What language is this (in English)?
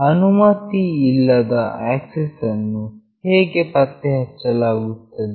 Kannada